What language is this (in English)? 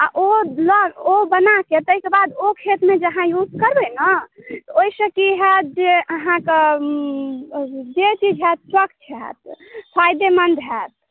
Maithili